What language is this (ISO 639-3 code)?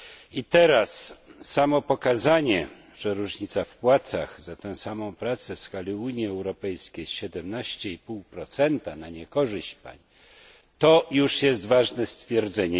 pol